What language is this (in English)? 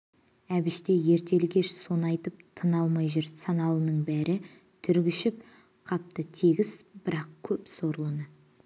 Kazakh